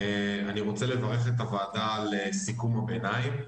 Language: Hebrew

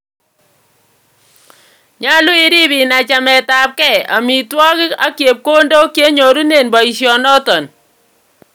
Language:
Kalenjin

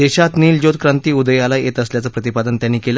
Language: Marathi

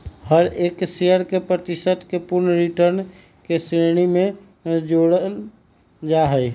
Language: Magahi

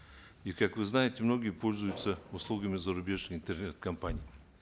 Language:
Kazakh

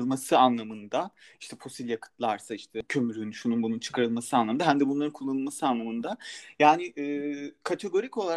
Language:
Turkish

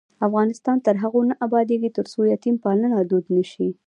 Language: Pashto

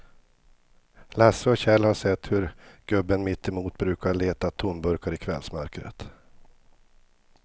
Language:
Swedish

